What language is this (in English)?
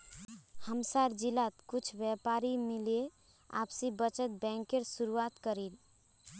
Magahi